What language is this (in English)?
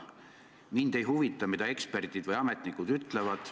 Estonian